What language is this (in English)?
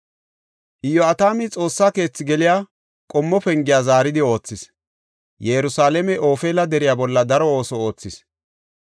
Gofa